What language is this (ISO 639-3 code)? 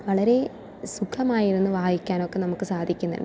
mal